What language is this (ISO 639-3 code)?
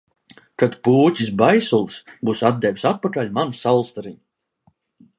lav